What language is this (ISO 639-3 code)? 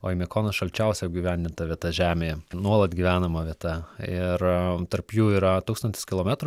lit